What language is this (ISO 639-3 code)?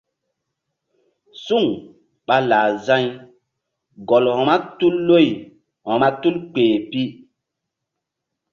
mdd